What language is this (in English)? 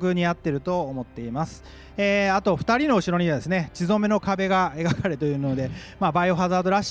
Japanese